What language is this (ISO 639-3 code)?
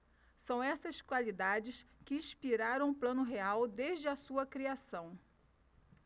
por